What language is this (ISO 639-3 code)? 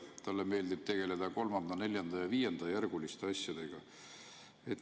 est